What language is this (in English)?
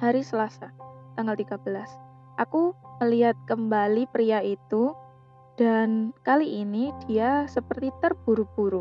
Indonesian